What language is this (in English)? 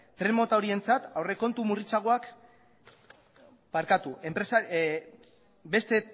Basque